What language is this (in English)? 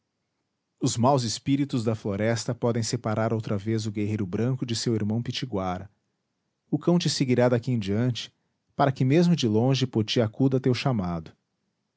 Portuguese